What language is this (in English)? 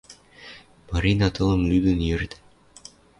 Western Mari